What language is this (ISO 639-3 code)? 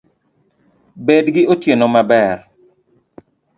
luo